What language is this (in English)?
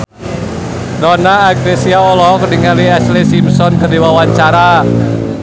Sundanese